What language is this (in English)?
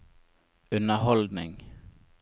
Norwegian